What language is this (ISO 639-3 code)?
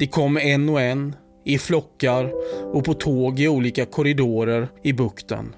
swe